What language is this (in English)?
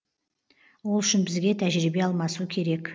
Kazakh